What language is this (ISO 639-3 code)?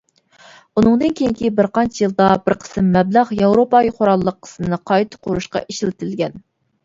uig